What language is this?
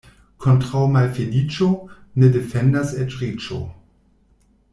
Esperanto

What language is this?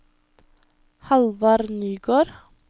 Norwegian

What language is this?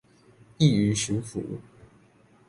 Chinese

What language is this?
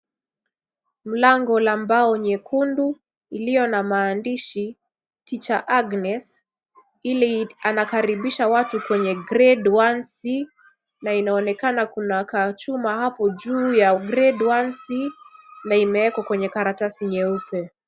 Swahili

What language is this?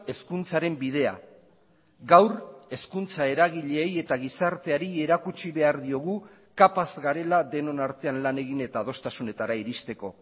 Basque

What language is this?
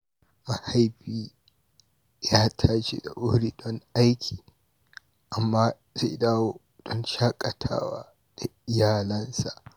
Hausa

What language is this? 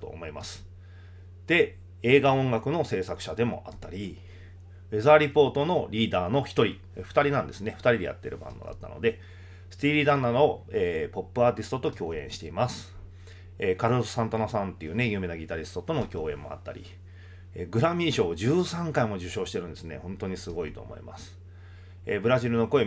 Japanese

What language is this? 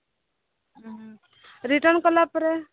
Odia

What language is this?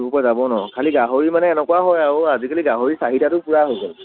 Assamese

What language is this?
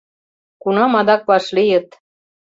Mari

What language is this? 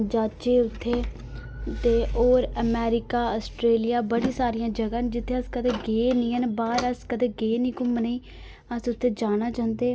Dogri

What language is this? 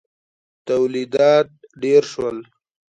Pashto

